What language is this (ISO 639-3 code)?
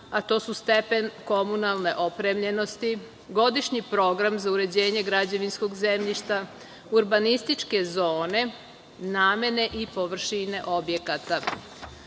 srp